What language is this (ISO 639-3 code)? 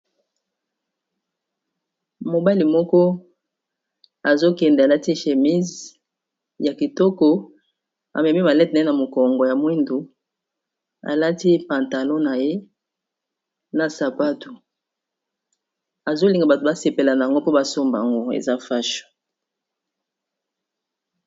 lin